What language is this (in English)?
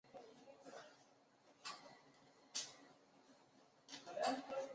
Chinese